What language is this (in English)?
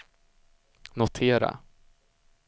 Swedish